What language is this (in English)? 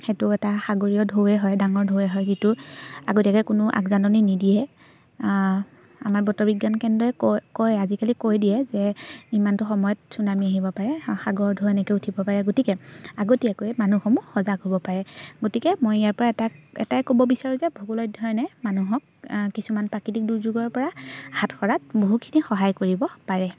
Assamese